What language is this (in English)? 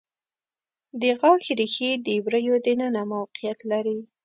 Pashto